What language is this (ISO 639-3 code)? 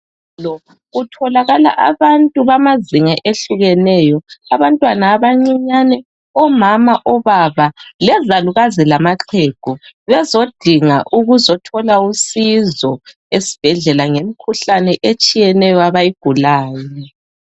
nde